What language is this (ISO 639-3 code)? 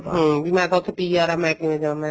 pan